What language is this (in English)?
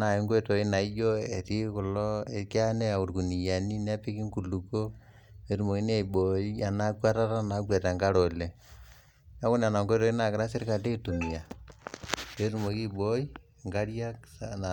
Masai